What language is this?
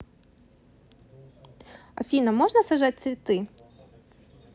Russian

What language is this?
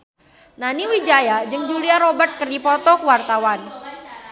Sundanese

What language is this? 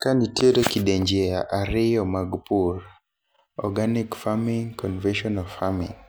Luo (Kenya and Tanzania)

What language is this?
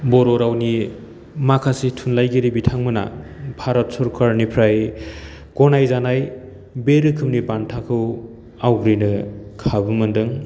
Bodo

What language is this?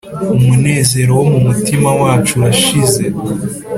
Kinyarwanda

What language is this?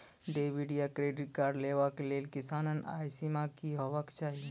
Maithili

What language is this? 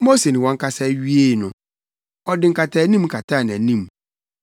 Akan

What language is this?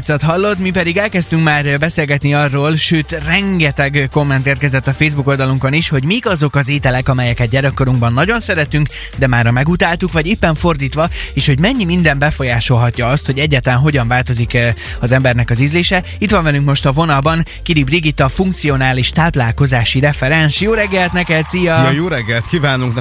Hungarian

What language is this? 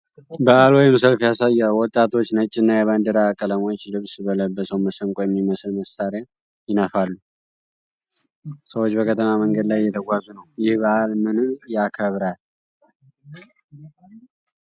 Amharic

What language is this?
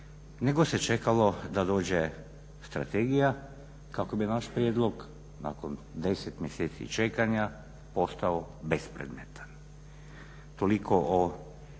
Croatian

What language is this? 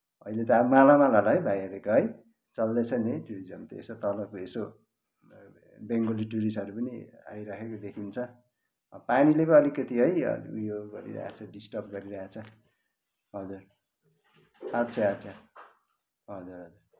Nepali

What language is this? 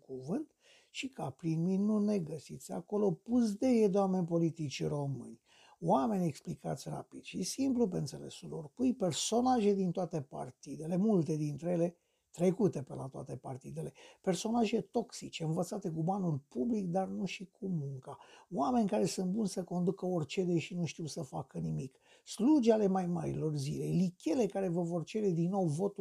Romanian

